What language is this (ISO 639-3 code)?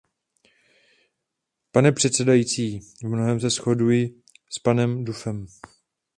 ces